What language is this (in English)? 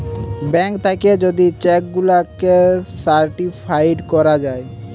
Bangla